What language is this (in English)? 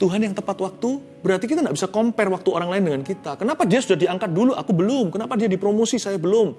Indonesian